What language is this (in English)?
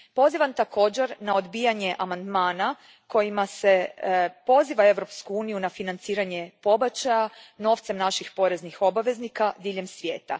Croatian